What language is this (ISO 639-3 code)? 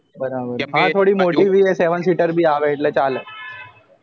guj